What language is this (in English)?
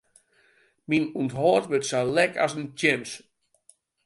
Western Frisian